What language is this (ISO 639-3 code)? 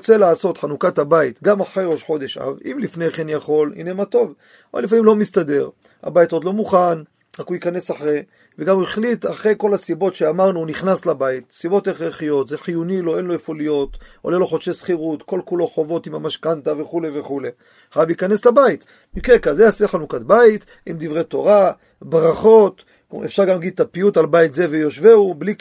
heb